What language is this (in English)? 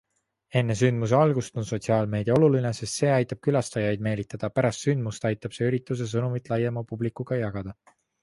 Estonian